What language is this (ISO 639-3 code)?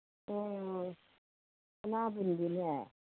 mni